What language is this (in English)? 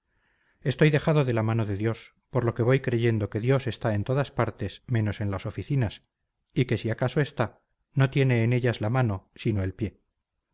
Spanish